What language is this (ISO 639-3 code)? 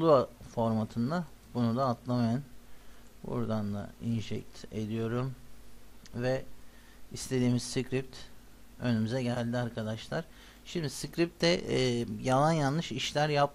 tur